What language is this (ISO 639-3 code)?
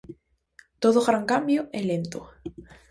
glg